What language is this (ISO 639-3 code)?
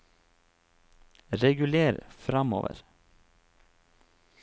nor